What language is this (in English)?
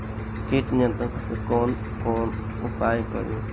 Bhojpuri